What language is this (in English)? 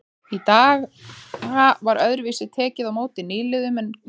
Icelandic